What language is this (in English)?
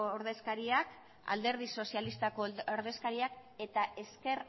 Basque